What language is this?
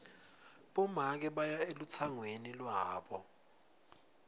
Swati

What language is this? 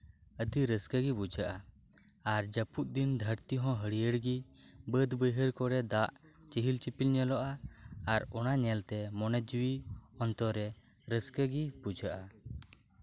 Santali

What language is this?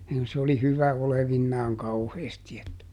Finnish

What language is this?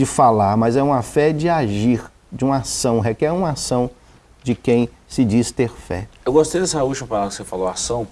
Portuguese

